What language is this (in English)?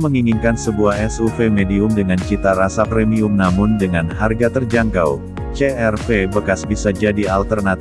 Indonesian